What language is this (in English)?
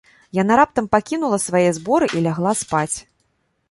Belarusian